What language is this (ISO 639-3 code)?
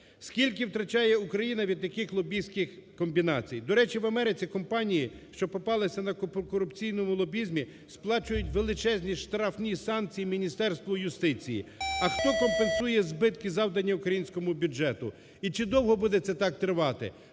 ukr